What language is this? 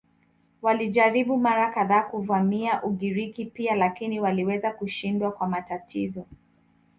Swahili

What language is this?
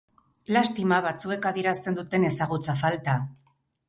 Basque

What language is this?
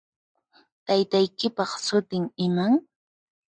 Puno Quechua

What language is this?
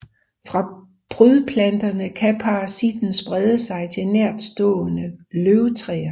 Danish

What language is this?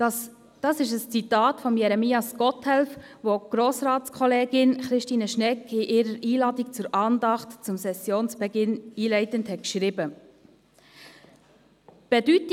Swiss German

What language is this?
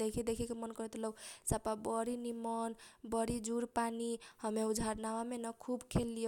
Kochila Tharu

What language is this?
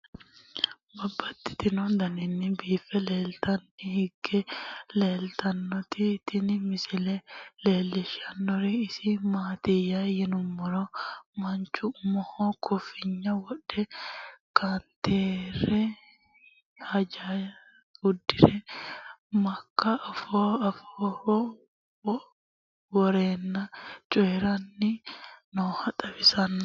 Sidamo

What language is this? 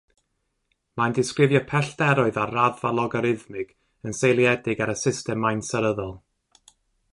Welsh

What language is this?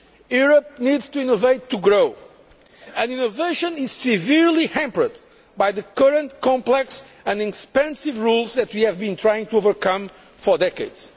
English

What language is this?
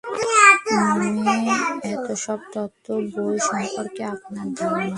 Bangla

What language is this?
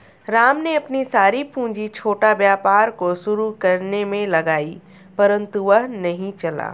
Hindi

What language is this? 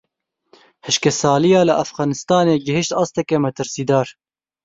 Kurdish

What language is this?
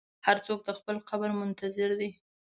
Pashto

